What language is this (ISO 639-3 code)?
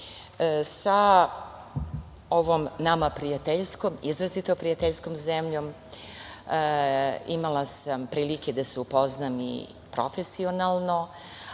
srp